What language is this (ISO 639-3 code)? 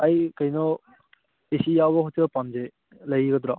mni